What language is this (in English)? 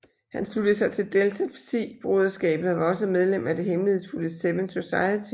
Danish